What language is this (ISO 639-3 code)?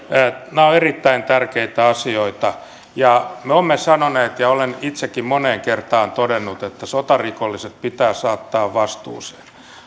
fin